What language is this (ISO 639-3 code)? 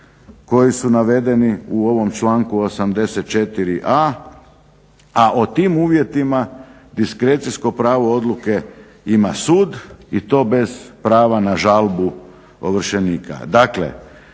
hrv